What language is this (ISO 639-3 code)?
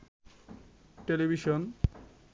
ben